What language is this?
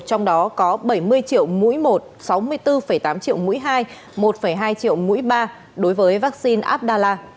Vietnamese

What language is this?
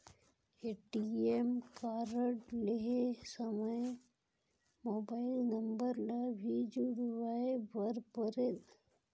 Chhattisgarhi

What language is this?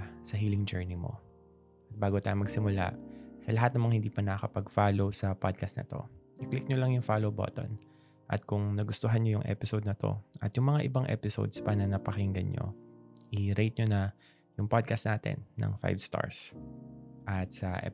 Filipino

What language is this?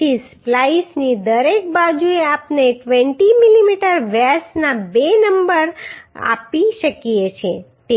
Gujarati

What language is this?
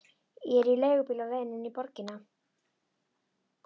Icelandic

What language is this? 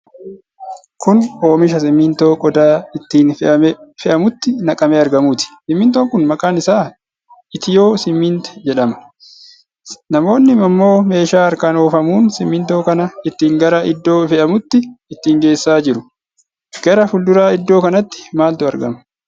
Oromo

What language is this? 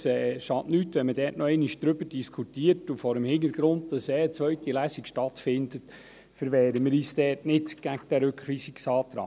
Swiss German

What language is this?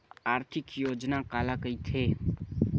Chhattisgarhi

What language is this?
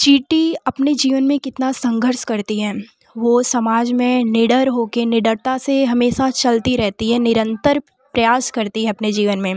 Hindi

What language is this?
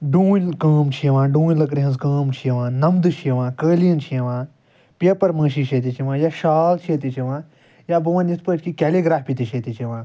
Kashmiri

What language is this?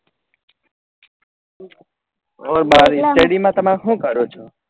Gujarati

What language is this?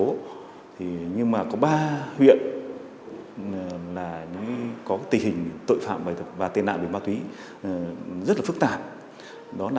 Vietnamese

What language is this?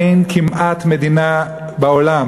Hebrew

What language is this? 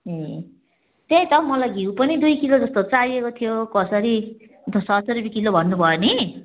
Nepali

